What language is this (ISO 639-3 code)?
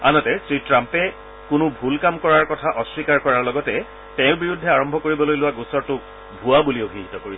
asm